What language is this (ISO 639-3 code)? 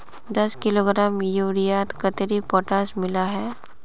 mag